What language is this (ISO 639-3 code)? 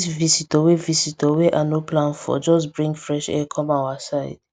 pcm